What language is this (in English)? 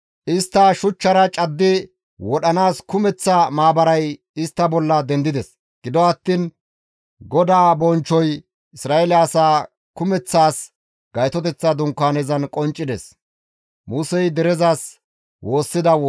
Gamo